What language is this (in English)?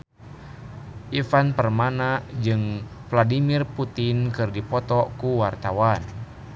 Sundanese